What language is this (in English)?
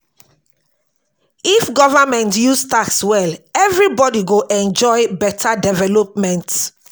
Nigerian Pidgin